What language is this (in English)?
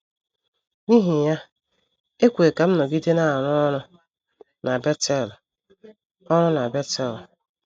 Igbo